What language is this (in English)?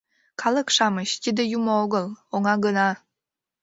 Mari